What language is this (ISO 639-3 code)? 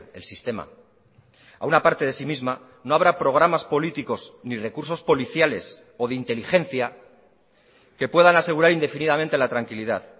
spa